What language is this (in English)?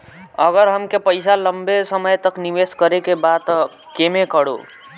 Bhojpuri